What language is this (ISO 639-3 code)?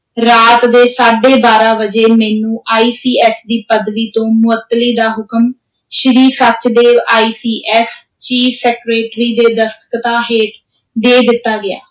pan